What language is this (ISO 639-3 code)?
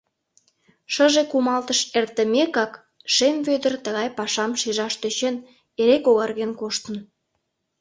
chm